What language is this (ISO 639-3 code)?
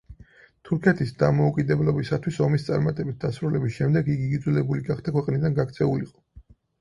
kat